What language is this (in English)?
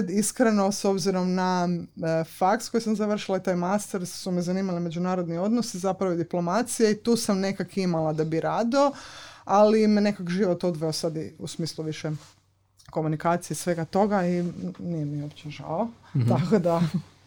Croatian